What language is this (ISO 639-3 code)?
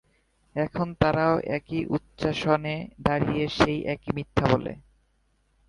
ben